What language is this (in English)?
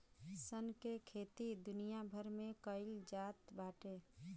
Bhojpuri